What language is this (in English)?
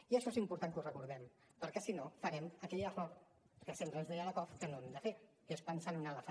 Catalan